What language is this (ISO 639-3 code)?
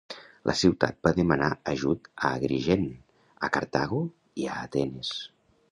cat